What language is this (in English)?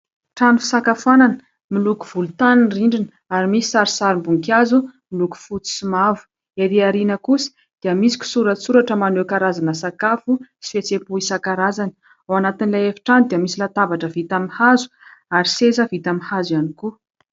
Malagasy